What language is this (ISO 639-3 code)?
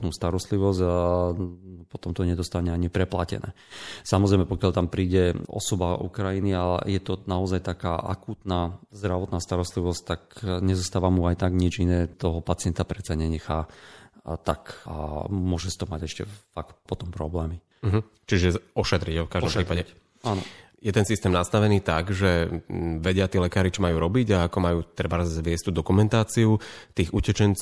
slk